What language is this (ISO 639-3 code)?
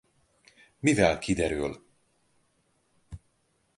hun